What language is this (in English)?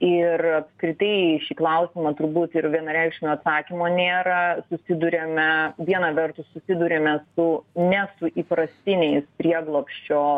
Lithuanian